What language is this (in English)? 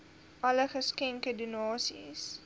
Afrikaans